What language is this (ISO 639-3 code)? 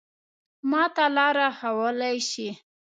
pus